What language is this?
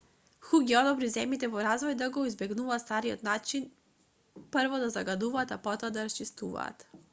Macedonian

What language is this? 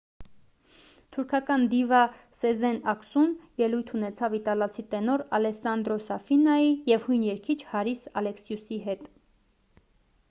Armenian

